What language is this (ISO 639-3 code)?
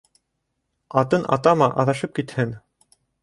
bak